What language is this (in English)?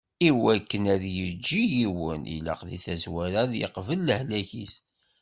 Kabyle